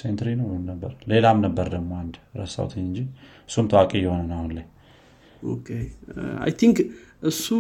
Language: Amharic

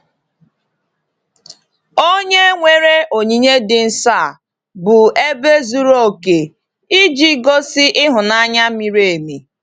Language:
Igbo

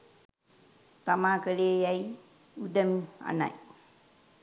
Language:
Sinhala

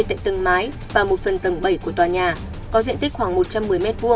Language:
Vietnamese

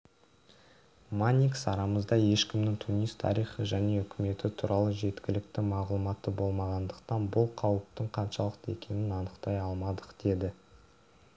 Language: Kazakh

